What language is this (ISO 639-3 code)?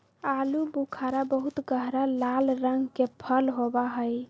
mag